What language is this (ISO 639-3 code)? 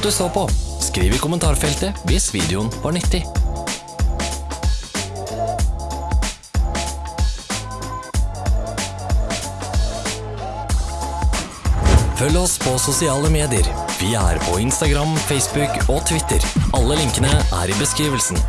nor